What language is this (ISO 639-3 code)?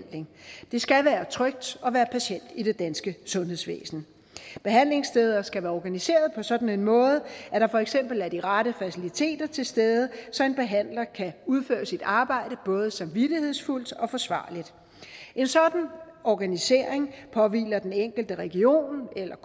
dan